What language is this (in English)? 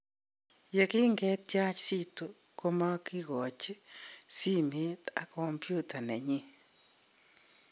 Kalenjin